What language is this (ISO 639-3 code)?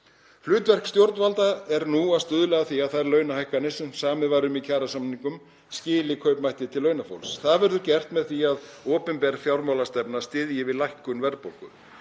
isl